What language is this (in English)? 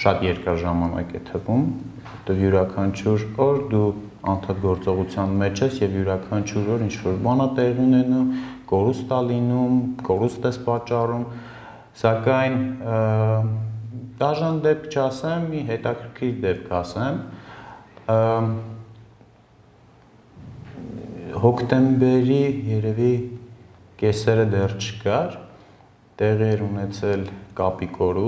Turkish